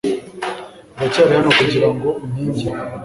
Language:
Kinyarwanda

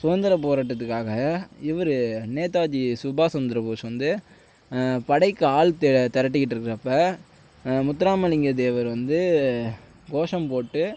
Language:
Tamil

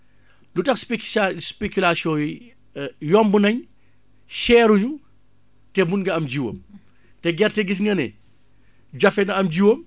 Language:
Wolof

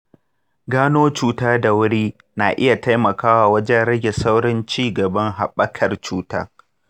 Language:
Hausa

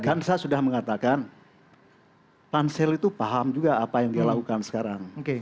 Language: Indonesian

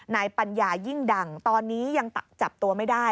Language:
Thai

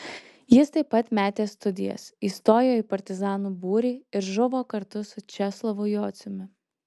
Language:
Lithuanian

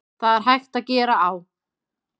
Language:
Icelandic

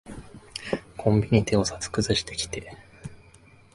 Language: Japanese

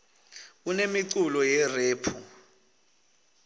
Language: Swati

